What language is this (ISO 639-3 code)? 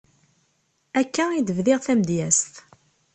kab